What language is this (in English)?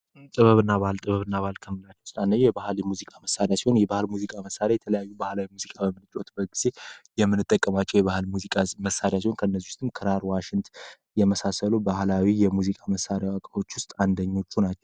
Amharic